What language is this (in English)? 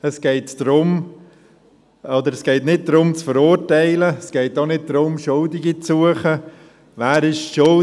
Swiss German